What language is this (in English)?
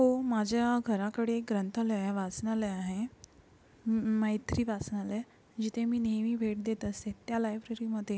Marathi